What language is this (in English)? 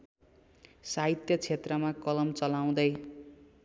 Nepali